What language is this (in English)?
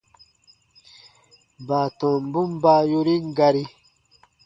Baatonum